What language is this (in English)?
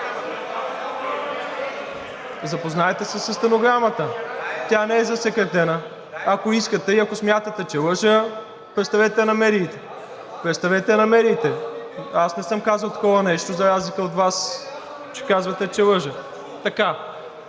Bulgarian